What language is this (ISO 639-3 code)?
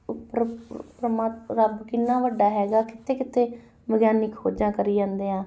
pan